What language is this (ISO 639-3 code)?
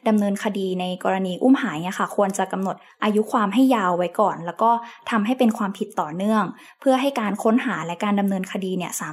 tha